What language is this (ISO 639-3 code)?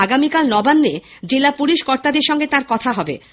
ben